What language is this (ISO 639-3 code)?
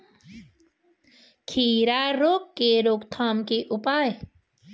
hin